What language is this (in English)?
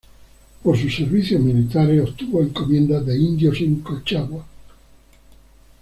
Spanish